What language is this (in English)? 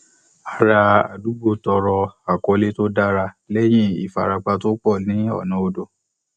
Yoruba